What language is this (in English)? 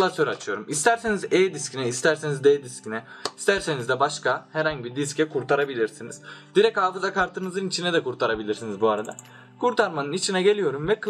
Turkish